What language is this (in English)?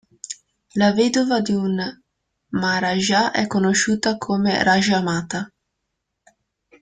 Italian